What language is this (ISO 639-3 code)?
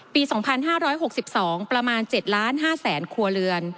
tha